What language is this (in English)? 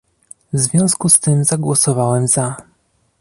Polish